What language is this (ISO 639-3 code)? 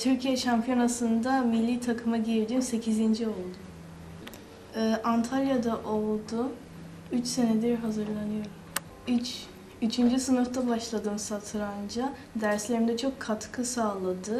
tur